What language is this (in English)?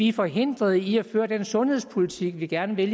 Danish